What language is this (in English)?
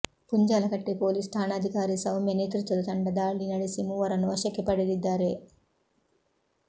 Kannada